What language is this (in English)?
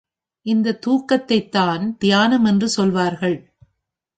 Tamil